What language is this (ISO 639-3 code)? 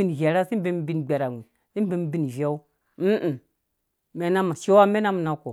ldb